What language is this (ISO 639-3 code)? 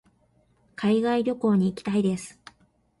jpn